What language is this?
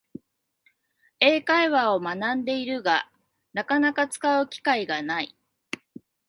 Japanese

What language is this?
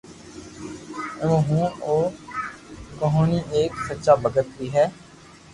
Loarki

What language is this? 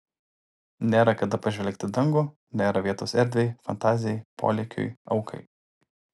Lithuanian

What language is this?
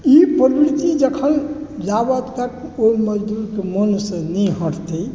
Maithili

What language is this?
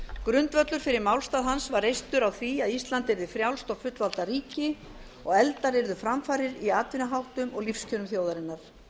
Icelandic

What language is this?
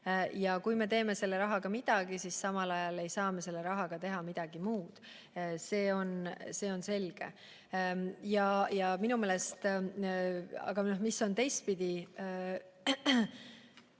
Estonian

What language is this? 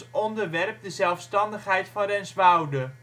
Dutch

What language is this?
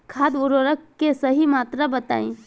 Bhojpuri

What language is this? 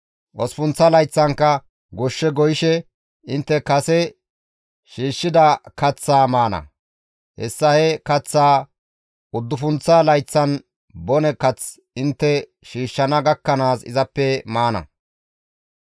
Gamo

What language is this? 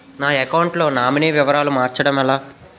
Telugu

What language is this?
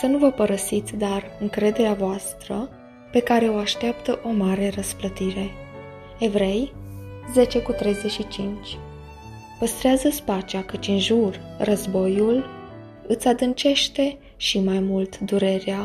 Romanian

